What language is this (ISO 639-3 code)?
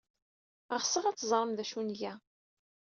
kab